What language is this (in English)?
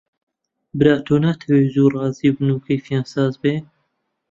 Central Kurdish